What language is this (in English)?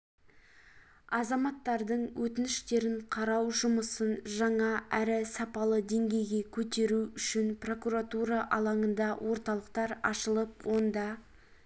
Kazakh